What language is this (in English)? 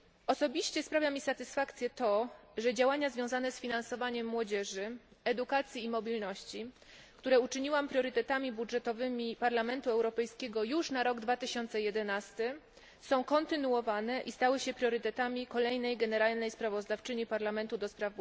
Polish